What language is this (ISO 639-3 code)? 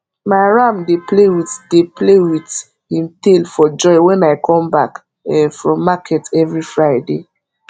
pcm